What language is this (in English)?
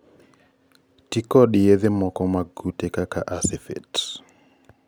Luo (Kenya and Tanzania)